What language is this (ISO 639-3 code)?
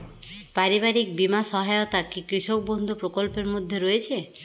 ben